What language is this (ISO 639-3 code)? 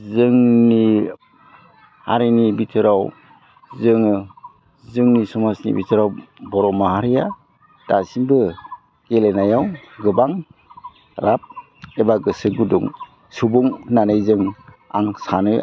brx